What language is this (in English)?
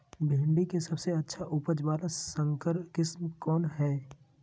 Magahi